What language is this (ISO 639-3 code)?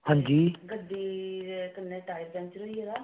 doi